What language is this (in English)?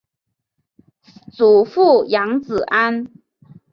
Chinese